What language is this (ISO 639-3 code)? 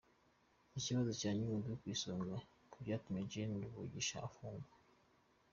kin